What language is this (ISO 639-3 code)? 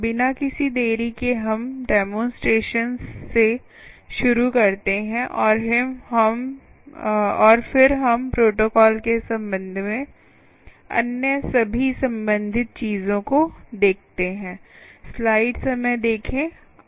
hin